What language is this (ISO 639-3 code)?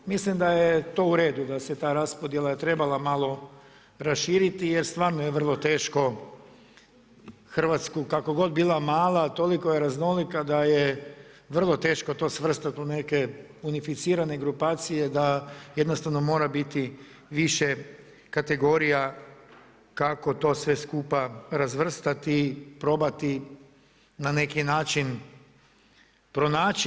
hrv